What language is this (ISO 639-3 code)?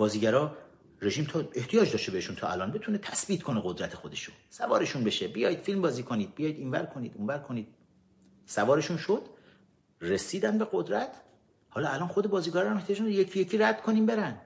fas